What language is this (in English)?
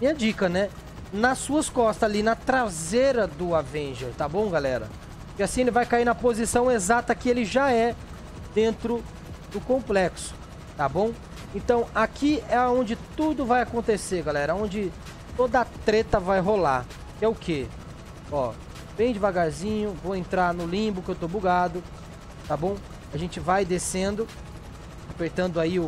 Portuguese